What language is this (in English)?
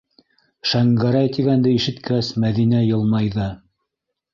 Bashkir